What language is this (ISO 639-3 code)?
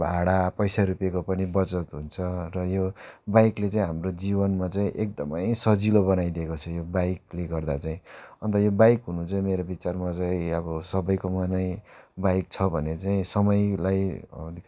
nep